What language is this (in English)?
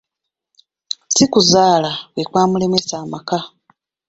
Ganda